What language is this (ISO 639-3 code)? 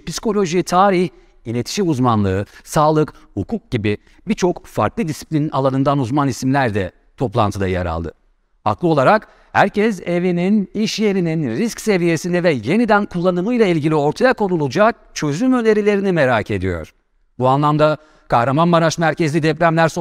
tur